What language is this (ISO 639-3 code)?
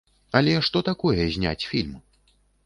bel